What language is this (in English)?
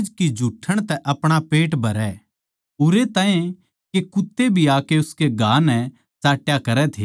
Haryanvi